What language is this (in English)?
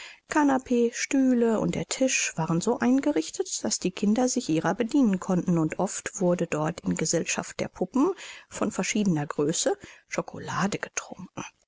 German